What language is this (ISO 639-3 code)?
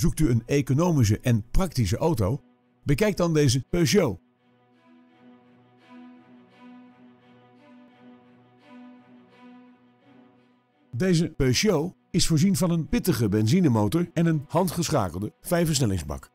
nld